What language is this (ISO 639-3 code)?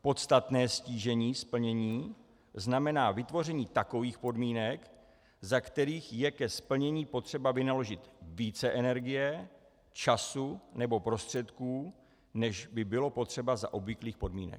ces